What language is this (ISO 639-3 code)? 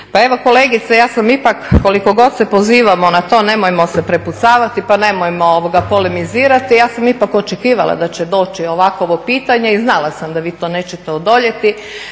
hrv